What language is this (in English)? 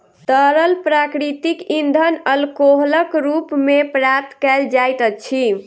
Maithili